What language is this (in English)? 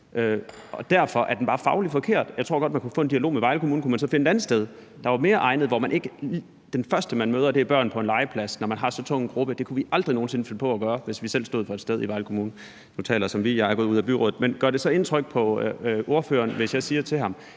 Danish